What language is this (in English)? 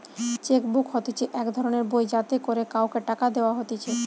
Bangla